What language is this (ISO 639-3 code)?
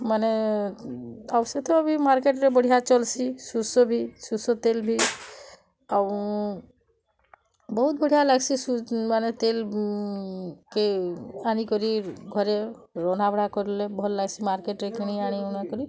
ori